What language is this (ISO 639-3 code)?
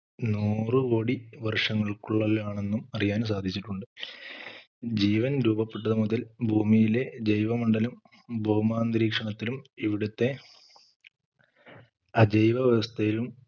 mal